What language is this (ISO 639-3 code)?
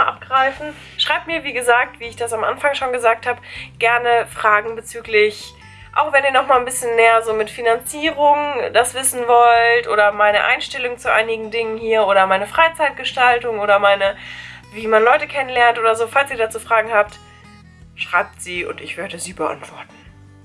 deu